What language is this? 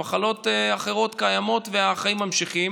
Hebrew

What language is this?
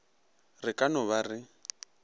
Northern Sotho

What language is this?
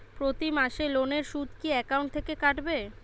Bangla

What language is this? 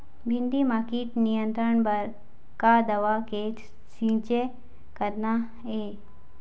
Chhattisgarhi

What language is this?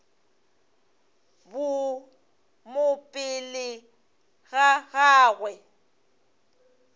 Northern Sotho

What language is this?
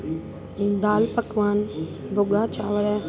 Sindhi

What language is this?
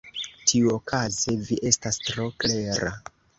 Esperanto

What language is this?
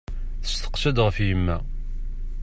Kabyle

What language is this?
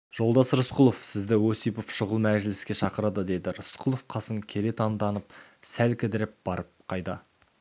Kazakh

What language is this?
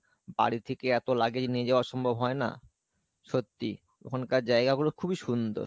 Bangla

